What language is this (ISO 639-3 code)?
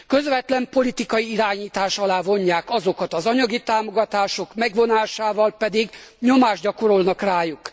hun